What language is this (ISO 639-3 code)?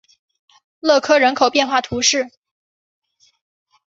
zho